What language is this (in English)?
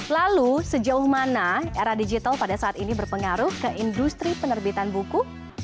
Indonesian